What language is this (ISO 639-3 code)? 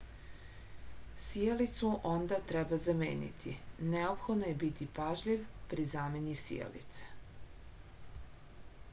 srp